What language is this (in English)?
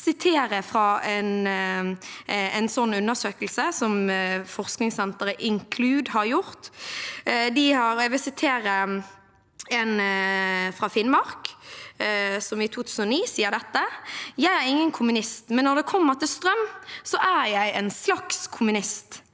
Norwegian